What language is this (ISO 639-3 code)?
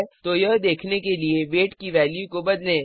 hin